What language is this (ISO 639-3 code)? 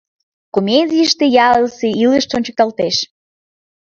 chm